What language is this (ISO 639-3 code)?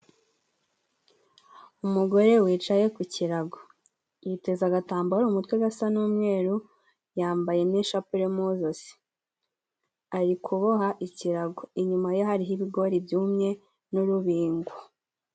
kin